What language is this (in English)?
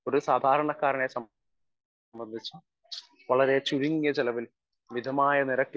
Malayalam